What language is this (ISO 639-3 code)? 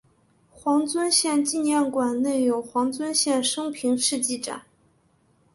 zho